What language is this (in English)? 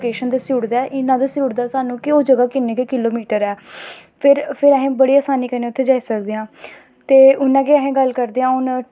Dogri